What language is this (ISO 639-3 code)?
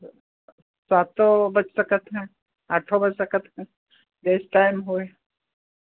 hin